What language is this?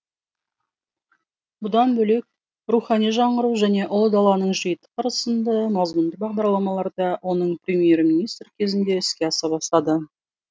Kazakh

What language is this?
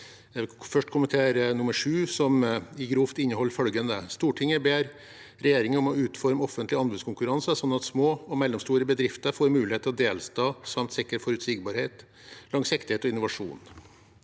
Norwegian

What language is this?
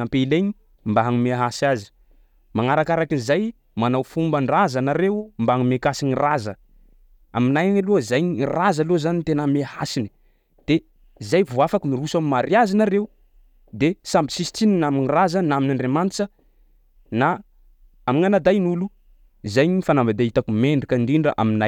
Sakalava Malagasy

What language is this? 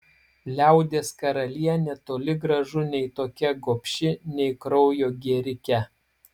Lithuanian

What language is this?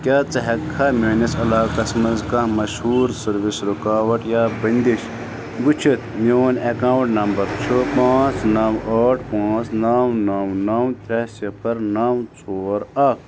Kashmiri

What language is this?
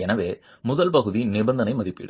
Tamil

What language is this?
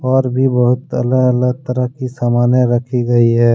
Hindi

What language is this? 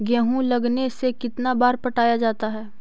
Magahi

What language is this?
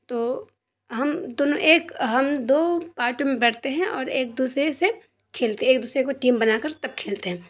Urdu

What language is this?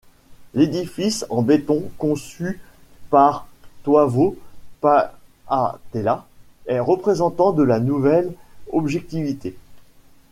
French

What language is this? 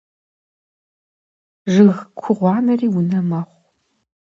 Kabardian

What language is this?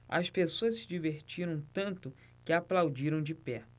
Portuguese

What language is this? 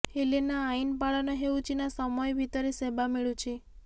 Odia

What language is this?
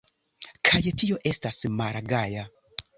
Esperanto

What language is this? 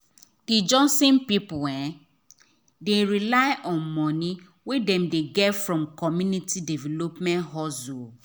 Nigerian Pidgin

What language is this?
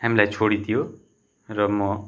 Nepali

